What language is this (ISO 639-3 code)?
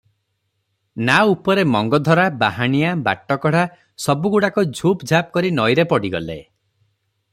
ori